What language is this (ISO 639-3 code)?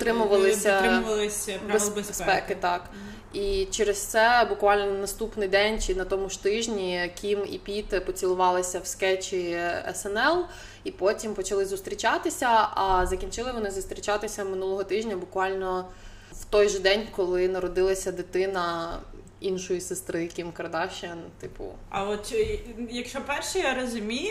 ukr